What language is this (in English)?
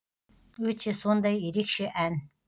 Kazakh